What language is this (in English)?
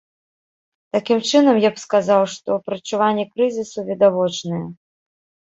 Belarusian